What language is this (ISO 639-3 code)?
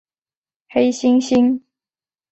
zho